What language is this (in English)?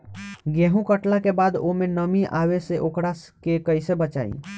Bhojpuri